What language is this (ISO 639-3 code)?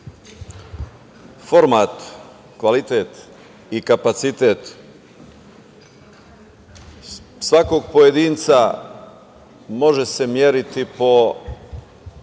srp